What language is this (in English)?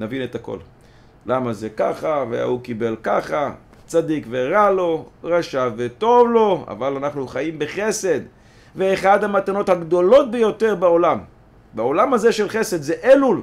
Hebrew